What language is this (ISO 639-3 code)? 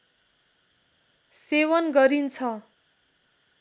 nep